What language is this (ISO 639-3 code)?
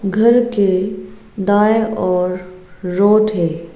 hin